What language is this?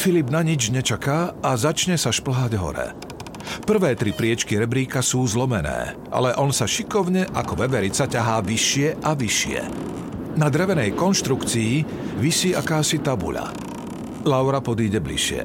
Slovak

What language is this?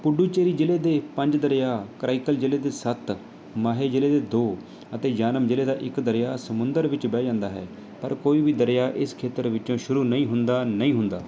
Punjabi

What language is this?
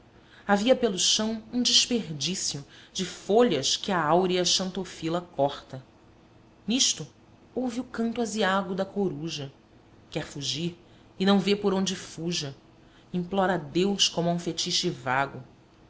Portuguese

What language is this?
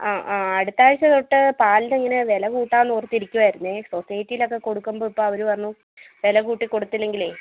Malayalam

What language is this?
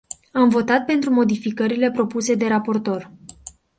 Romanian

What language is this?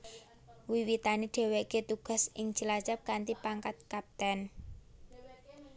Javanese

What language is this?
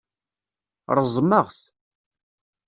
Kabyle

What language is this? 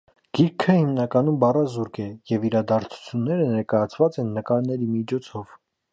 Armenian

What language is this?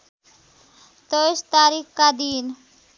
Nepali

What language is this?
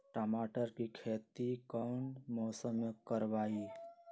Magahi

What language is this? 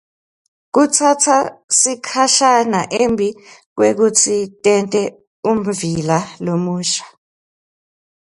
Swati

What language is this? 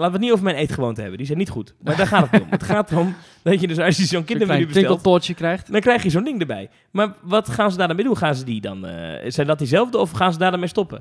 Dutch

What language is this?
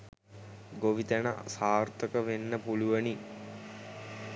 Sinhala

